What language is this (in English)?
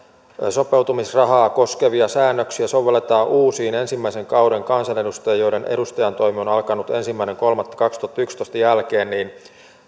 Finnish